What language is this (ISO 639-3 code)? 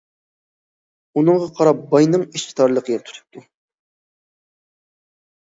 uig